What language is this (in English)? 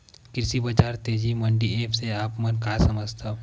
Chhattisgarhi